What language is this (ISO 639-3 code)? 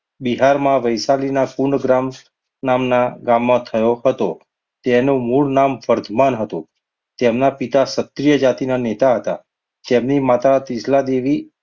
guj